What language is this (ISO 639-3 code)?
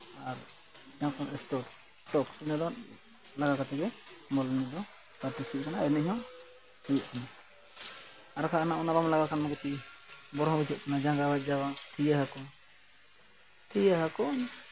sat